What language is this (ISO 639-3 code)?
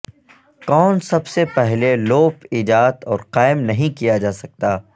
urd